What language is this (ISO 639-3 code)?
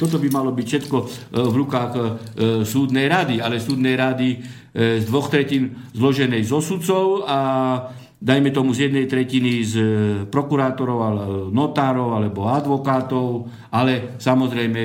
slk